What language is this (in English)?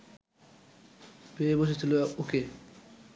Bangla